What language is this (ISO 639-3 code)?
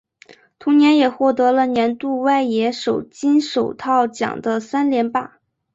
zho